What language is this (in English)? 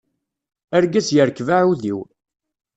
Kabyle